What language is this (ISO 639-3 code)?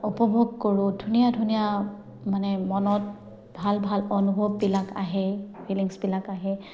asm